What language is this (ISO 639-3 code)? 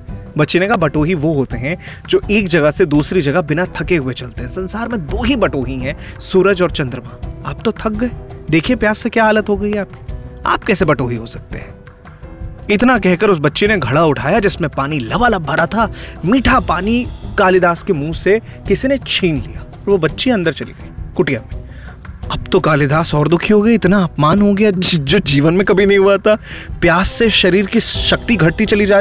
hin